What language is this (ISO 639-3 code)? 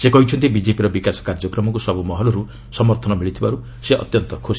ori